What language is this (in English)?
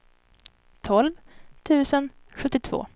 Swedish